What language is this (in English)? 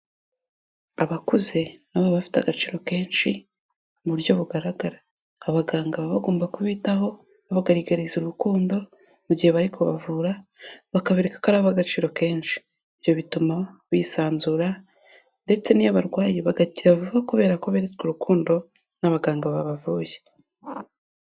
Kinyarwanda